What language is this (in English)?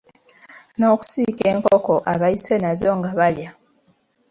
Ganda